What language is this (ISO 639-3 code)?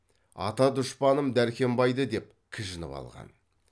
kaz